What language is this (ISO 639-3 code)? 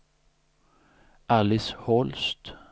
swe